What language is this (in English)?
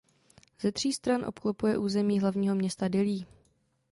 Czech